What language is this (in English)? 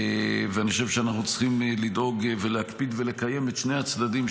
Hebrew